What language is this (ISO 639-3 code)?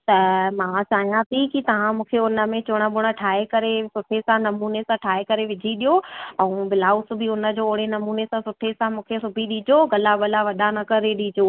snd